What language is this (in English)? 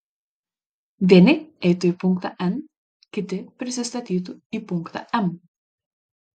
Lithuanian